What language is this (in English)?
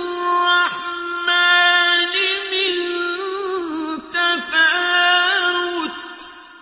Arabic